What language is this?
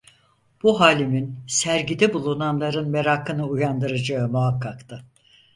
Turkish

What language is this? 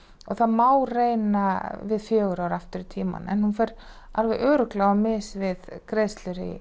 Icelandic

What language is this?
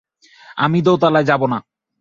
Bangla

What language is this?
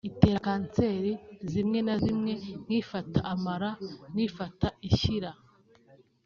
Kinyarwanda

